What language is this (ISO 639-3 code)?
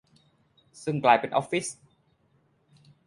tha